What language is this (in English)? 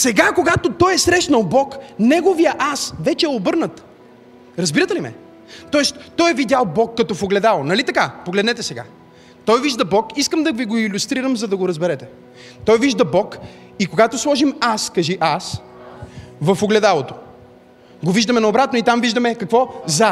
Bulgarian